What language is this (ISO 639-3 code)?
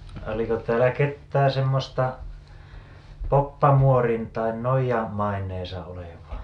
fin